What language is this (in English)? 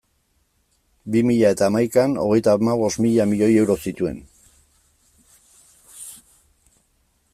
Basque